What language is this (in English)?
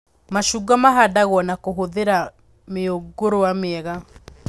Kikuyu